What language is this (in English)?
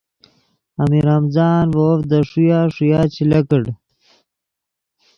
Yidgha